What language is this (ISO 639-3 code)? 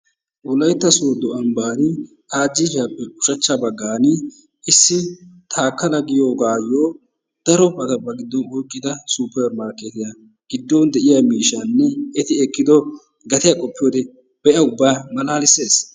wal